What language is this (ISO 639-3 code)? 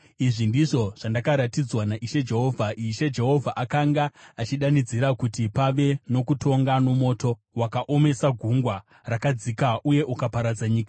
sna